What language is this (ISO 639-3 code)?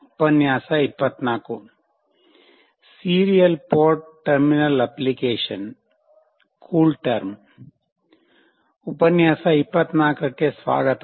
kan